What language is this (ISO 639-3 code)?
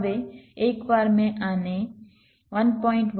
guj